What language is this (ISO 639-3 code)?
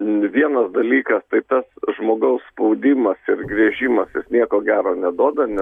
lit